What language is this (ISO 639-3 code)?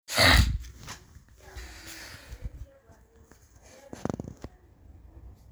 mas